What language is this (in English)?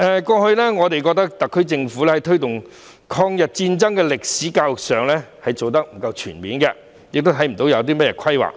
Cantonese